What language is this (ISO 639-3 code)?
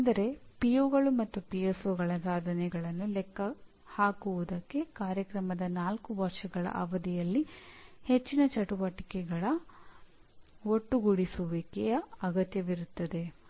kan